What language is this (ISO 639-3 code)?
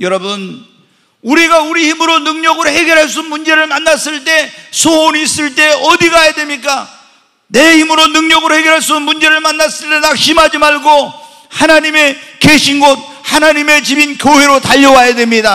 kor